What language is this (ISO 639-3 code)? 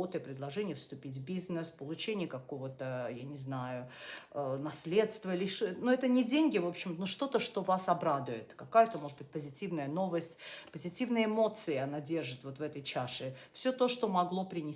rus